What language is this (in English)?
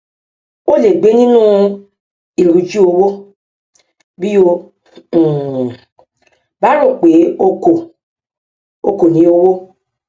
Yoruba